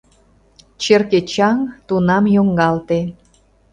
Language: Mari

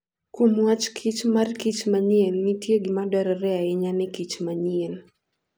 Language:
Luo (Kenya and Tanzania)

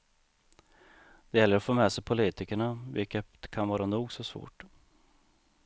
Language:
Swedish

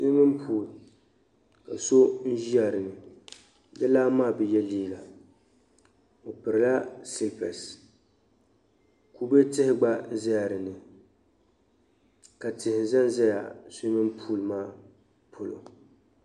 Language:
Dagbani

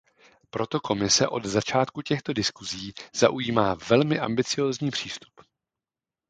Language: Czech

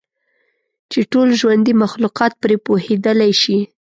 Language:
Pashto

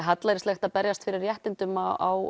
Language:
Icelandic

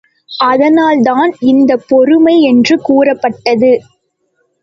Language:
Tamil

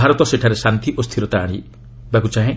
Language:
Odia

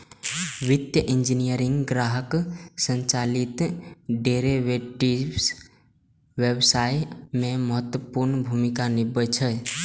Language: Maithili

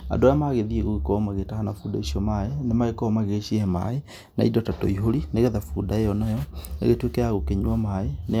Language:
Kikuyu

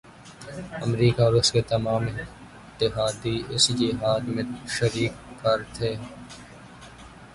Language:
Urdu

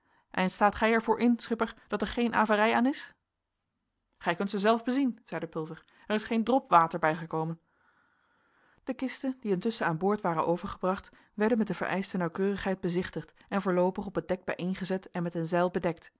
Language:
Dutch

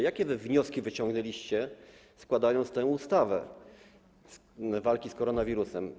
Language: Polish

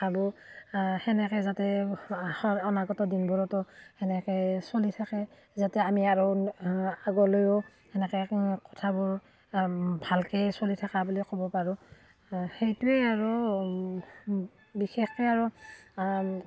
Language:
Assamese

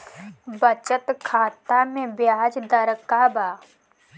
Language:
Bhojpuri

